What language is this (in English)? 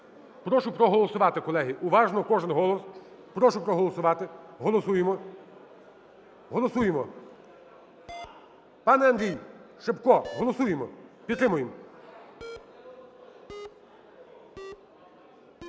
Ukrainian